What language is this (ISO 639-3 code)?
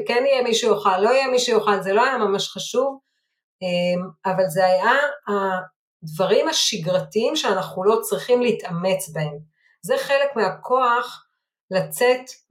heb